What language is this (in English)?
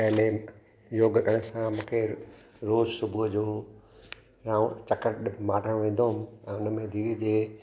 Sindhi